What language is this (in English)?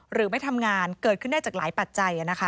Thai